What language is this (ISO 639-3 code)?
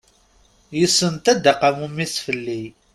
kab